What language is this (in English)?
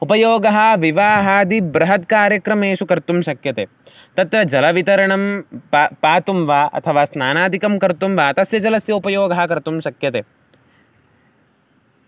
Sanskrit